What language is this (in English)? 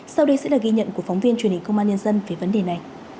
Vietnamese